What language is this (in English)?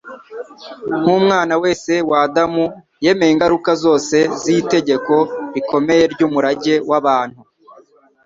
Kinyarwanda